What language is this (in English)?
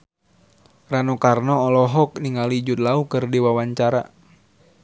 Sundanese